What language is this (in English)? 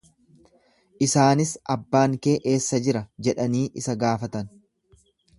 Oromo